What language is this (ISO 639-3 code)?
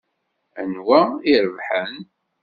kab